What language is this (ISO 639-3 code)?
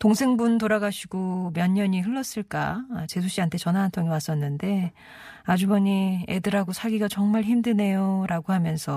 kor